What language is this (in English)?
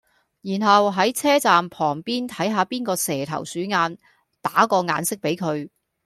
Cantonese